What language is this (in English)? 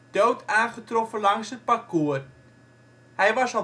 Dutch